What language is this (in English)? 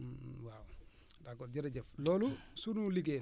Wolof